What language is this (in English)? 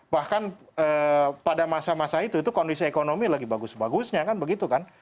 Indonesian